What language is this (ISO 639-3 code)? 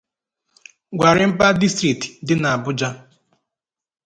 ibo